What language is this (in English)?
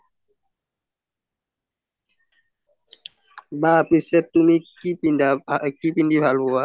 Assamese